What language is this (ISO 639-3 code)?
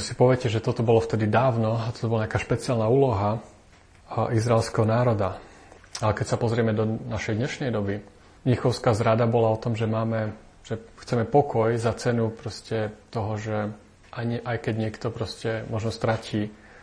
slk